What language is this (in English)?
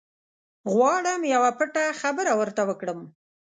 Pashto